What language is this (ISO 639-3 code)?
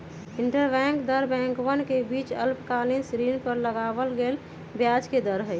mag